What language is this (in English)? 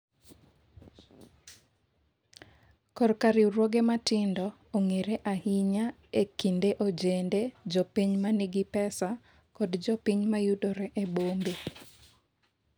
Luo (Kenya and Tanzania)